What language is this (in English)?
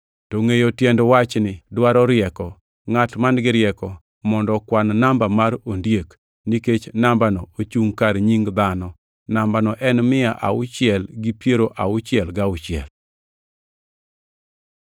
Luo (Kenya and Tanzania)